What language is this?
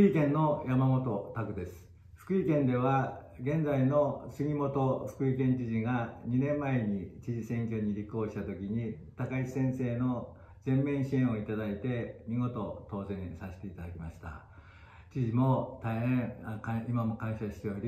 Japanese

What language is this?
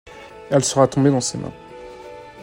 French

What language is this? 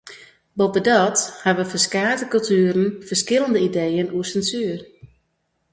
Western Frisian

